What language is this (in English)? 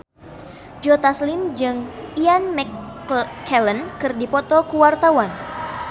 Sundanese